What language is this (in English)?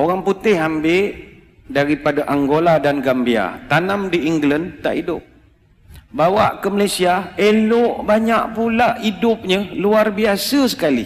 Malay